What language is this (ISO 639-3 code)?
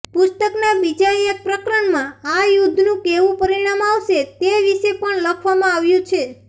guj